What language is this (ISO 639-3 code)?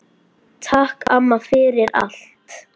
isl